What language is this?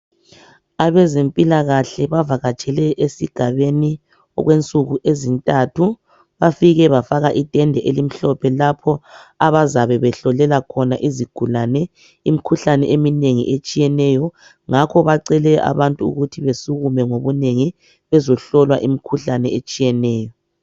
North Ndebele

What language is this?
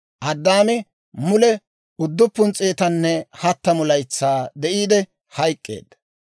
Dawro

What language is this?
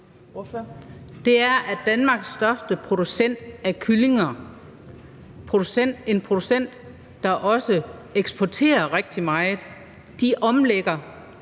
Danish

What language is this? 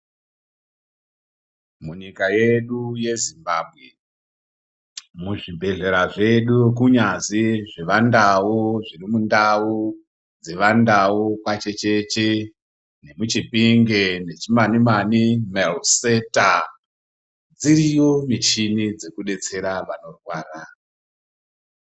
Ndau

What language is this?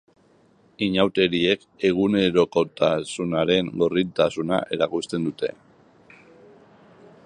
Basque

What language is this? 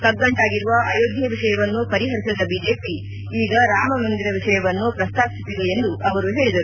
Kannada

